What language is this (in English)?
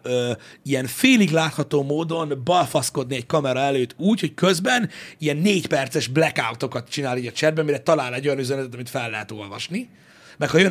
Hungarian